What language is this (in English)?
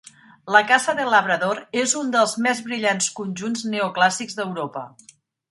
Catalan